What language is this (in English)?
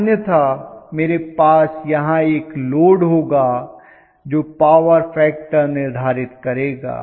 Hindi